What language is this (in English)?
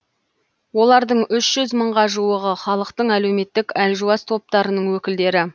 Kazakh